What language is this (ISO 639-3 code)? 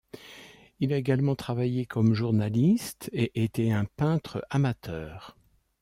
fra